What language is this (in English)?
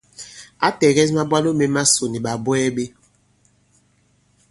Bankon